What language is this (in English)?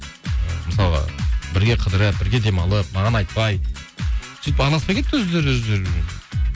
Kazakh